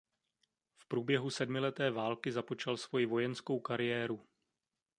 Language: Czech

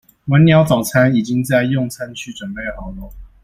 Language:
Chinese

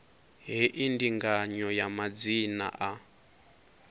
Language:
Venda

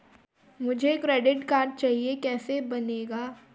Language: Hindi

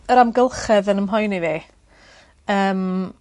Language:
Welsh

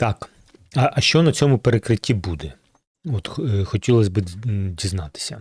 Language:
Ukrainian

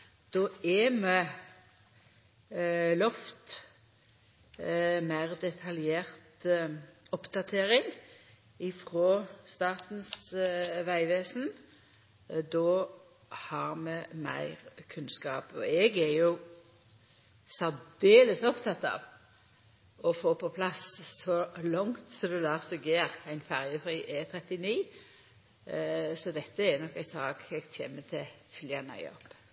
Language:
Norwegian Nynorsk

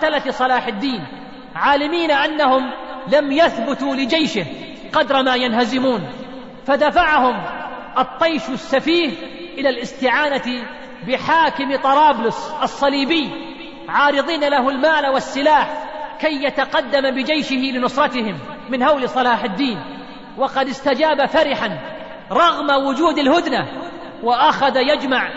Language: Arabic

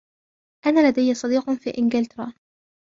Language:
Arabic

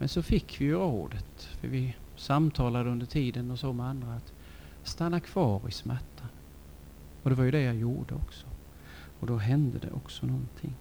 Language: Swedish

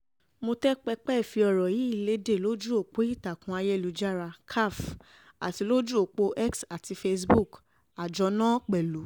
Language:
Yoruba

